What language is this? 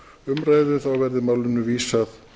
Icelandic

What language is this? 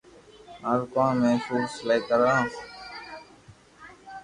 Loarki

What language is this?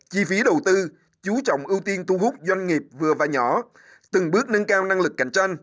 Vietnamese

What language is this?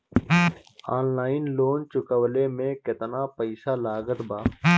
Bhojpuri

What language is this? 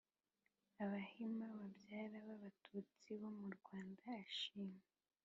Kinyarwanda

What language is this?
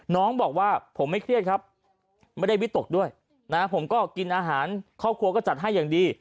Thai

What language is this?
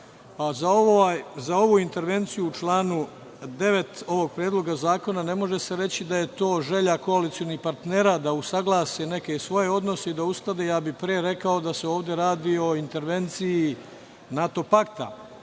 Serbian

